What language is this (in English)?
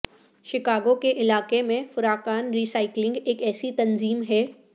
Urdu